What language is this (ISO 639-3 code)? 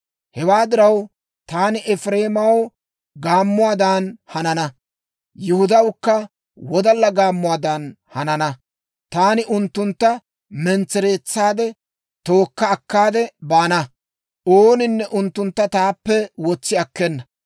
dwr